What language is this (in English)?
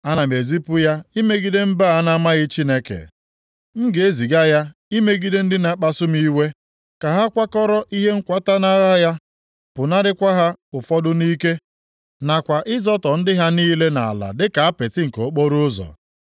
Igbo